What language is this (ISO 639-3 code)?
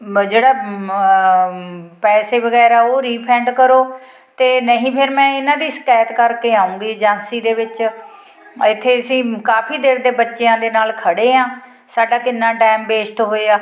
pan